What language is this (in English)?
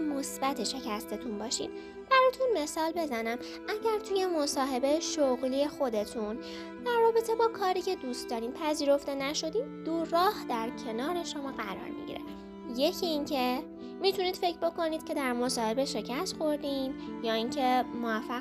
Persian